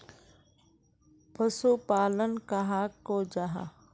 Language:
Magahi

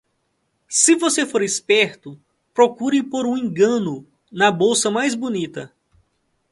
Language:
Portuguese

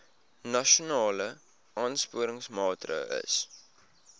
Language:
Afrikaans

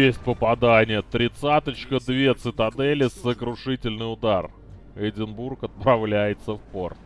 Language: Russian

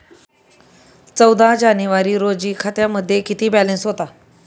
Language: Marathi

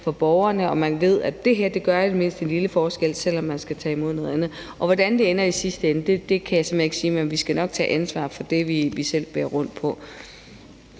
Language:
Danish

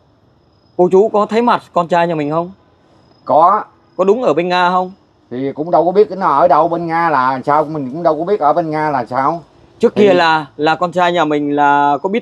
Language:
Vietnamese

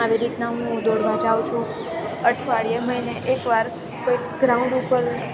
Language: Gujarati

